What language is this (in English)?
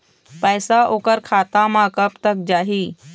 Chhattisgarhi